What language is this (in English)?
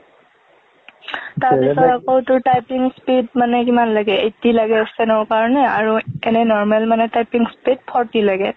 Assamese